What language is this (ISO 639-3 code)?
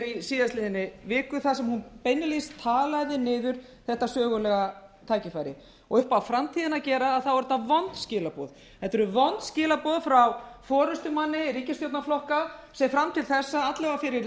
isl